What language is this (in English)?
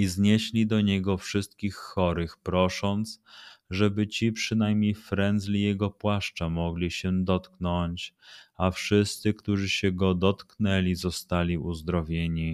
Polish